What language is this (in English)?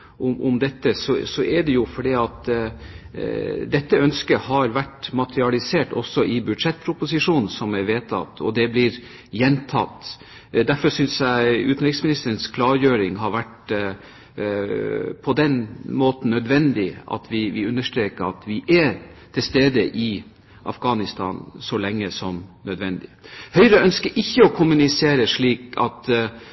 Norwegian Bokmål